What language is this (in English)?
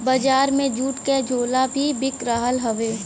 Bhojpuri